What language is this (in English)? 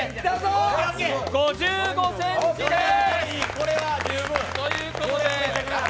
Japanese